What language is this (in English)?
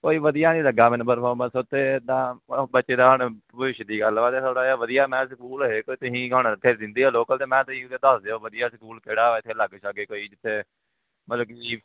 Punjabi